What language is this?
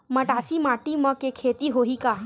Chhattisgarhi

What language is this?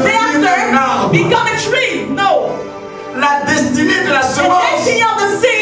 French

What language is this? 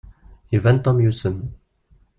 Kabyle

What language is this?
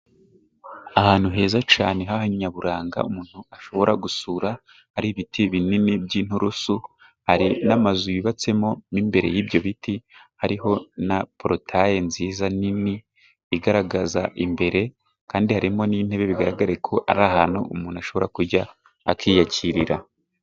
Kinyarwanda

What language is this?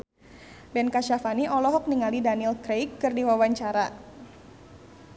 Sundanese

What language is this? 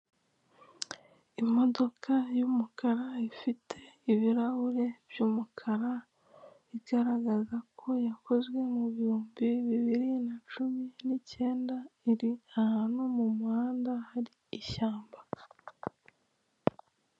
Kinyarwanda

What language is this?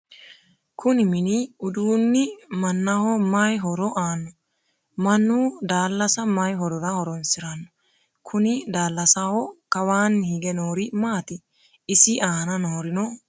Sidamo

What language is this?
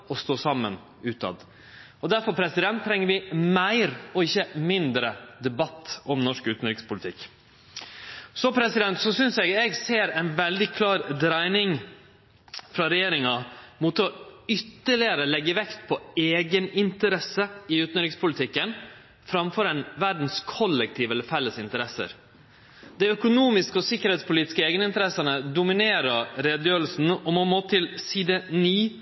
Norwegian Nynorsk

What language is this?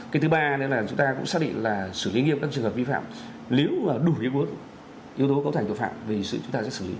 Vietnamese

